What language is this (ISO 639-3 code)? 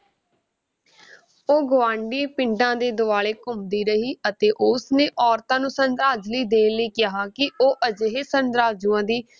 pan